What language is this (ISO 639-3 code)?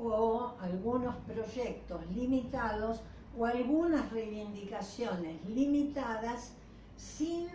spa